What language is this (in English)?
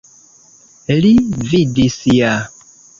Esperanto